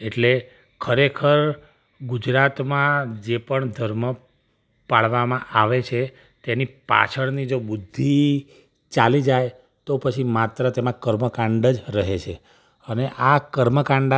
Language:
Gujarati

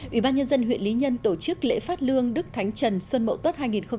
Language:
Vietnamese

